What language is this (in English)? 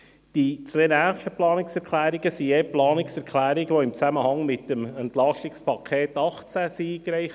Swiss German